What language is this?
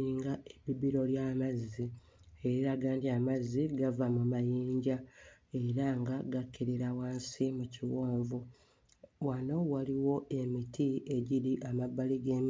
Ganda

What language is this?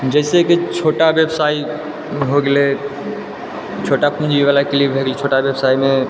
Maithili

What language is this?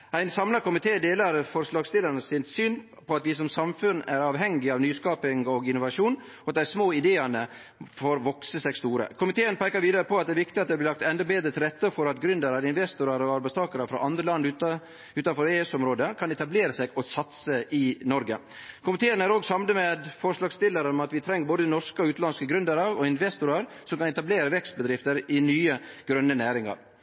Norwegian Nynorsk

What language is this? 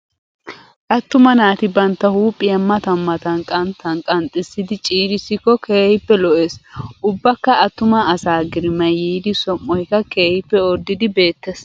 Wolaytta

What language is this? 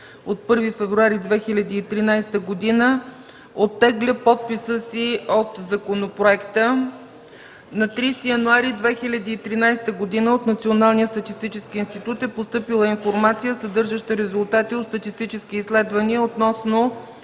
Bulgarian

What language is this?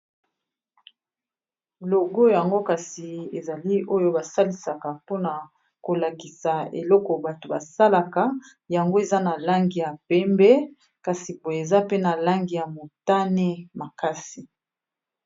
Lingala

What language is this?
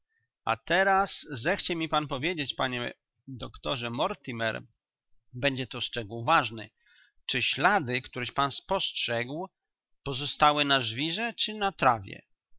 Polish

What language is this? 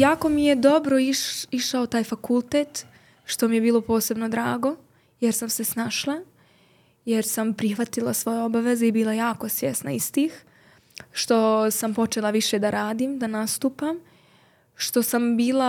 Croatian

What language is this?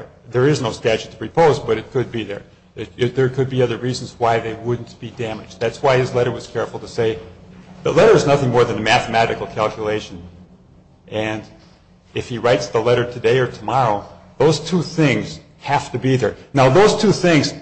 English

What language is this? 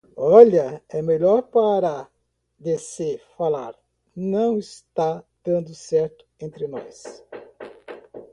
Portuguese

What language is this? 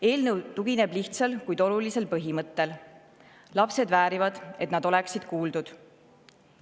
Estonian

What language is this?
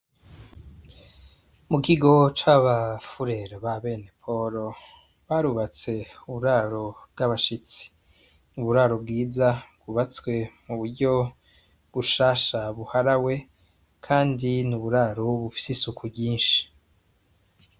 Rundi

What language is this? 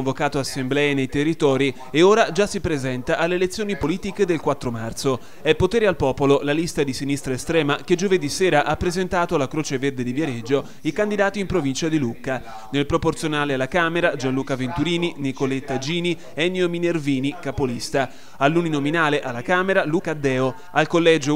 Italian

